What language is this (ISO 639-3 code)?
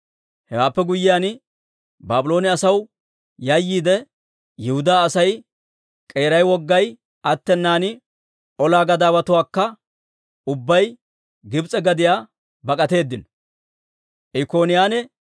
dwr